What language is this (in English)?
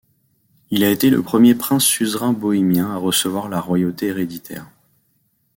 French